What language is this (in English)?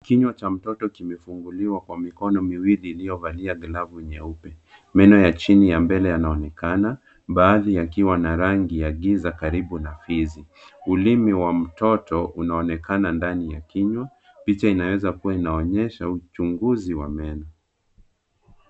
Swahili